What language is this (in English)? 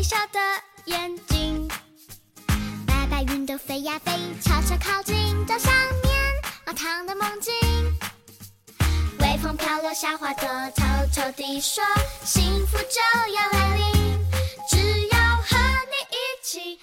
Chinese